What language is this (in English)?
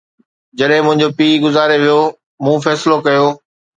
Sindhi